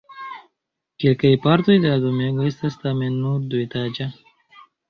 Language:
Esperanto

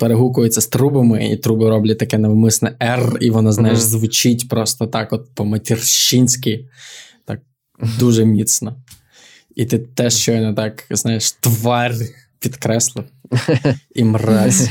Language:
Ukrainian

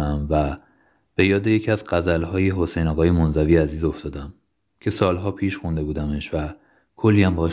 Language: Persian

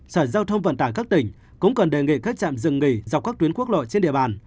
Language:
Vietnamese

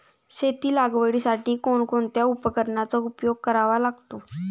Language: Marathi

